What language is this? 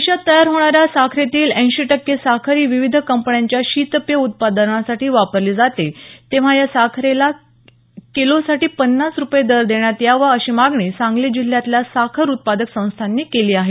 Marathi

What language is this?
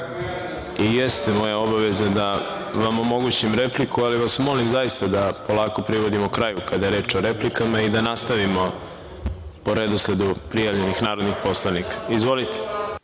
Serbian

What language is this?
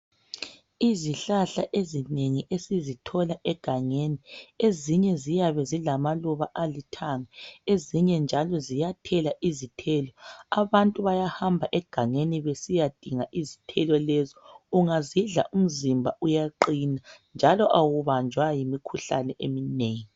North Ndebele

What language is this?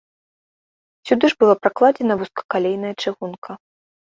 Belarusian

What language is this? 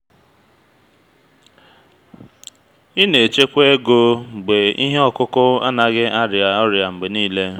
Igbo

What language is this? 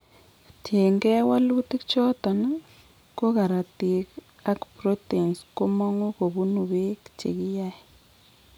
Kalenjin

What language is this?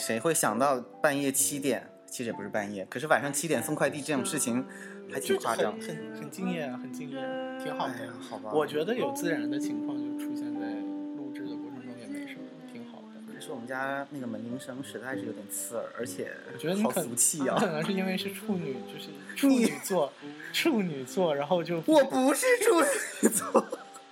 Chinese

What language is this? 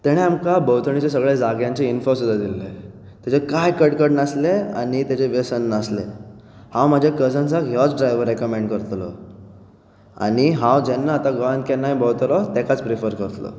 Konkani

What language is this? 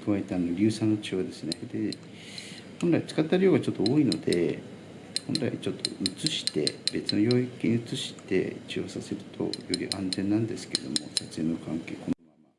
Japanese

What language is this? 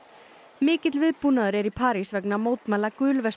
Icelandic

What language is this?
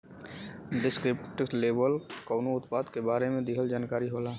Bhojpuri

